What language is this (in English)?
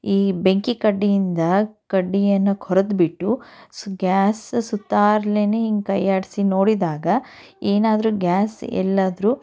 Kannada